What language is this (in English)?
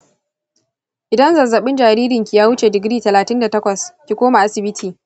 Hausa